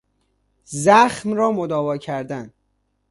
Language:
Persian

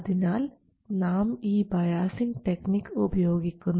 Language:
Malayalam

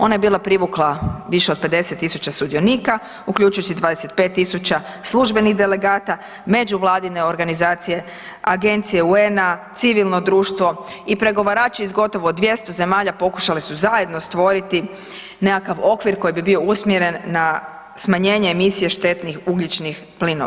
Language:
Croatian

